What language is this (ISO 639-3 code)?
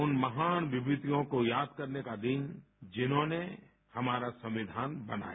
hin